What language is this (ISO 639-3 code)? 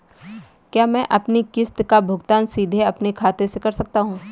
hin